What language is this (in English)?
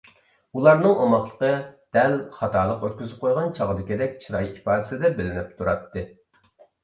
Uyghur